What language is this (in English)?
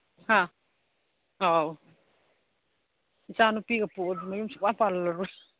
Manipuri